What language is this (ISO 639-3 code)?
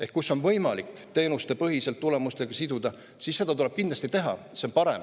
est